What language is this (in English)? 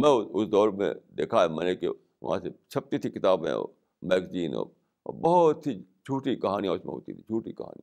Urdu